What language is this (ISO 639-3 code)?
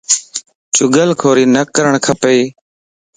lss